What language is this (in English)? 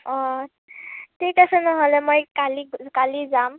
Assamese